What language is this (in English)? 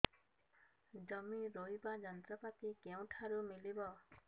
Odia